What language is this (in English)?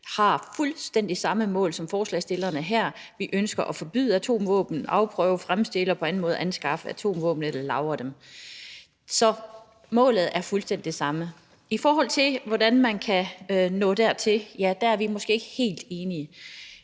Danish